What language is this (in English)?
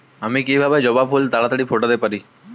Bangla